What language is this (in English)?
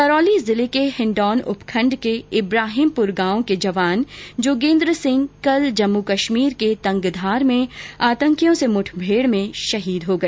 Hindi